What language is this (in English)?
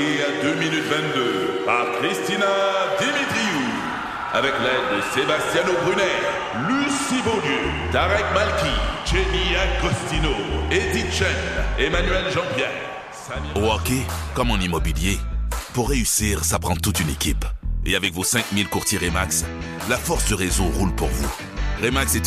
French